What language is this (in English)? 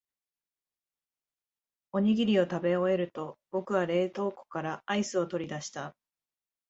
Japanese